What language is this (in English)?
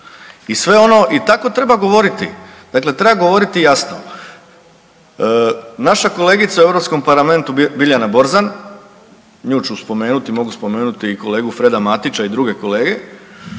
Croatian